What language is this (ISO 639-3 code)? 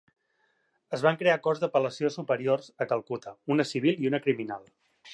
cat